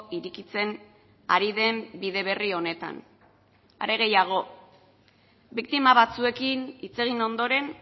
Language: Basque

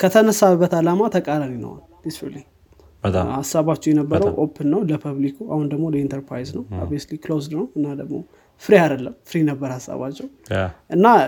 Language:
Amharic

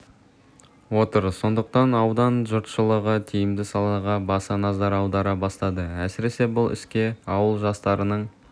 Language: Kazakh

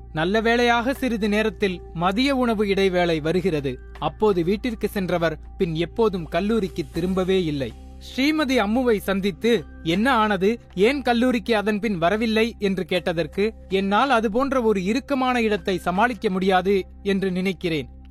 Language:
Tamil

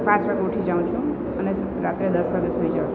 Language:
Gujarati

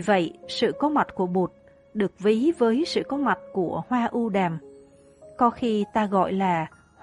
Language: Vietnamese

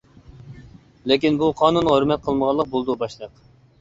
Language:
Uyghur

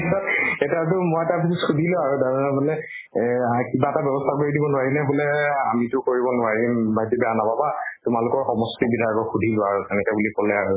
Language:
Assamese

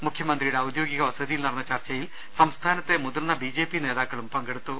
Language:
Malayalam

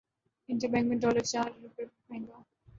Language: Urdu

